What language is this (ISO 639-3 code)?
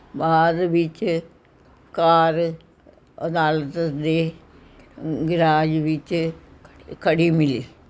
pan